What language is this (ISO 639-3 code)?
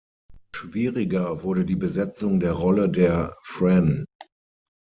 deu